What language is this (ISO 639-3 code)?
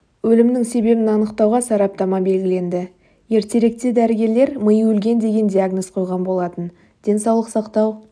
kaz